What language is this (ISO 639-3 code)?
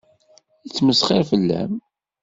kab